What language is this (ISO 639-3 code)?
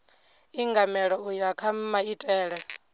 ven